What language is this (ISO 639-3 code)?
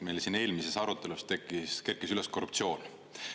est